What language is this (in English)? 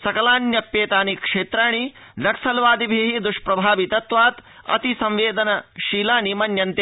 Sanskrit